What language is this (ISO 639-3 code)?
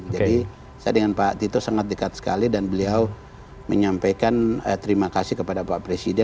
ind